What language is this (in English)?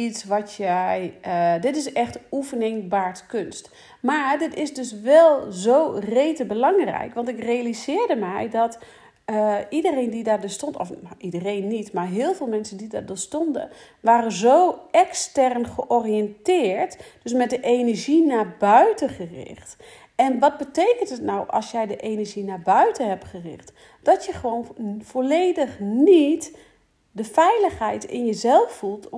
Dutch